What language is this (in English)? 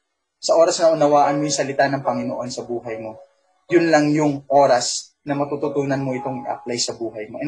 Filipino